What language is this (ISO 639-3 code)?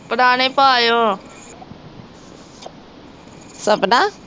pan